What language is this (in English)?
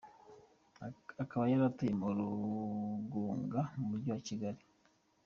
Kinyarwanda